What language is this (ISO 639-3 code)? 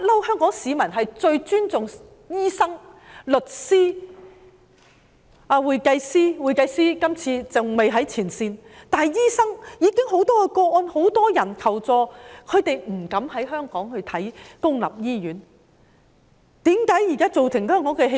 yue